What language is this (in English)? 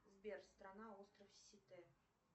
Russian